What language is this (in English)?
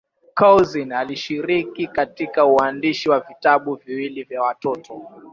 Swahili